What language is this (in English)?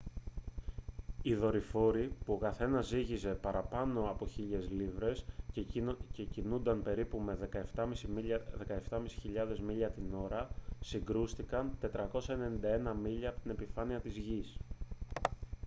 Greek